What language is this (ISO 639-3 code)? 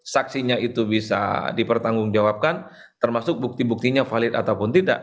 ind